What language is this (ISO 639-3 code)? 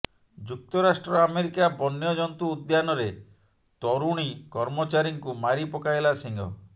ori